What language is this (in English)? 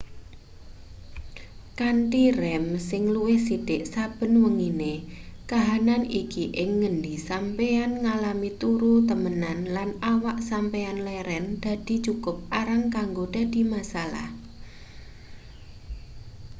Javanese